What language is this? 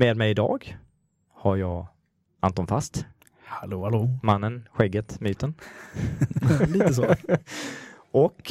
Swedish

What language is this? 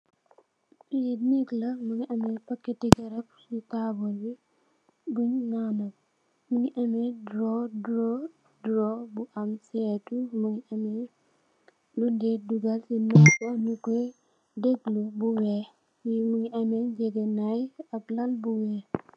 Wolof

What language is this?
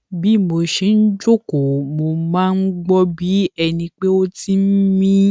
Yoruba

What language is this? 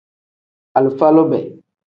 Tem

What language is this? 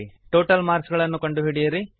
Kannada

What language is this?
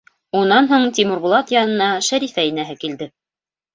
Bashkir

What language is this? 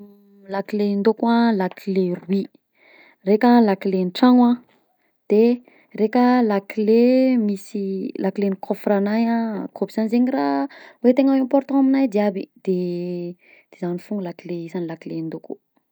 Southern Betsimisaraka Malagasy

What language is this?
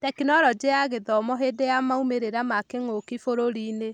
Kikuyu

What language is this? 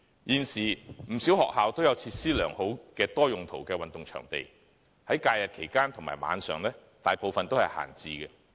Cantonese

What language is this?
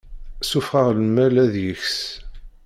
Kabyle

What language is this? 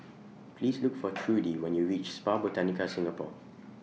English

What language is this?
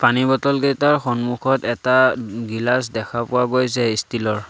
Assamese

